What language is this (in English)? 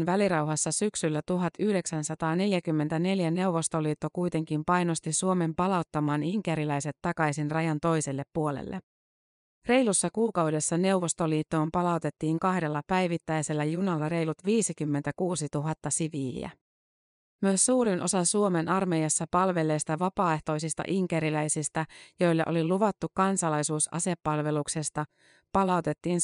Finnish